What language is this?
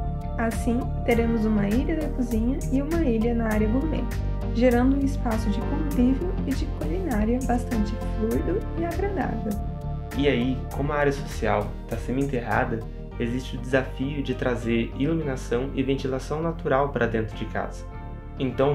Portuguese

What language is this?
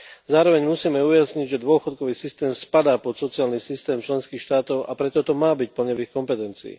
Slovak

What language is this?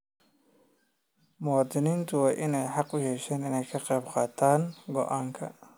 Somali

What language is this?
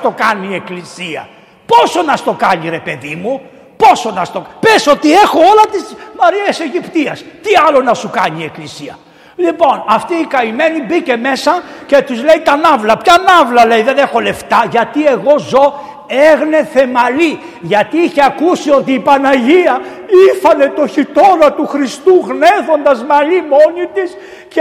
Greek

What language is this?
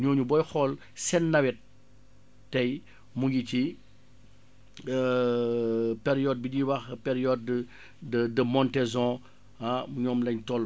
Wolof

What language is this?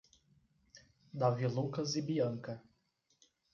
Portuguese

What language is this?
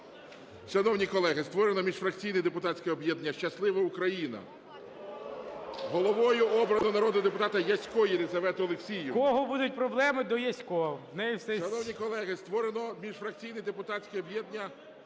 Ukrainian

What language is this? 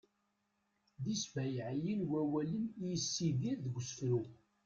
Kabyle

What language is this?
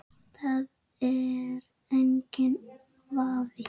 Icelandic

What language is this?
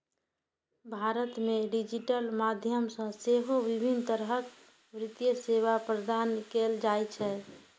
Maithili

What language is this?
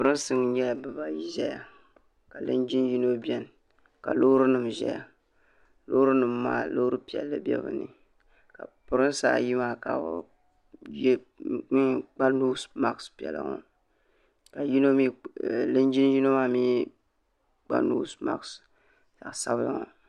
Dagbani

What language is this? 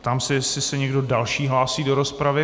Czech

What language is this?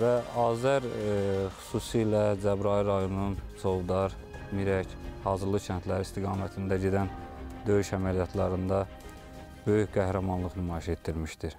Turkish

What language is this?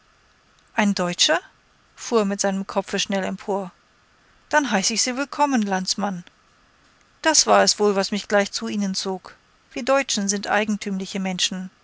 German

